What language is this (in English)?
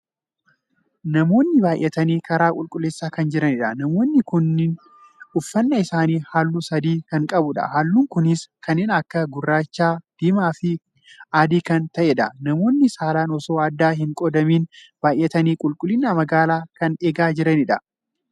Oromo